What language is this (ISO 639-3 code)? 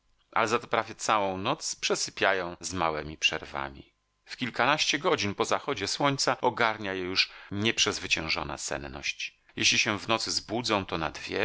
pol